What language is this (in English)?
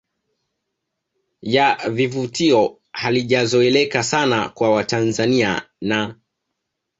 Swahili